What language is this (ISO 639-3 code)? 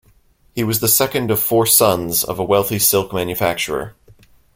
eng